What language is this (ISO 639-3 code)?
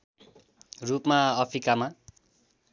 nep